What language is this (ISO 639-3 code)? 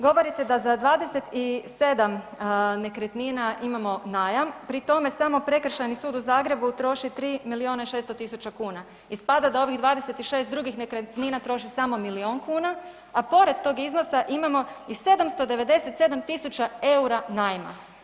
hrv